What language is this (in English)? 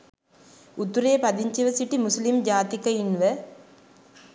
Sinhala